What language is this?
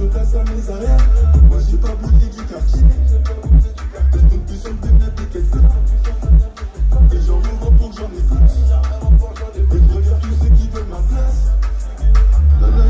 French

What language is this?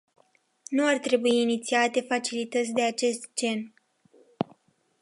Romanian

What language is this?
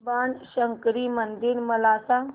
Marathi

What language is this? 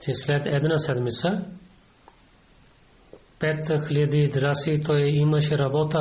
Bulgarian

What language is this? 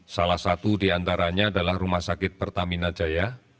Indonesian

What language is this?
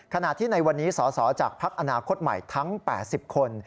Thai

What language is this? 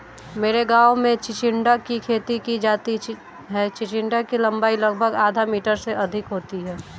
Hindi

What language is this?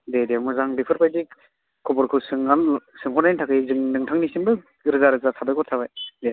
Bodo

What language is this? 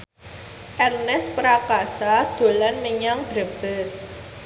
Javanese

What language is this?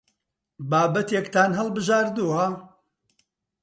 Central Kurdish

